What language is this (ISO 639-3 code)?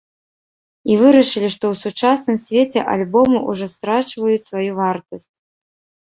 bel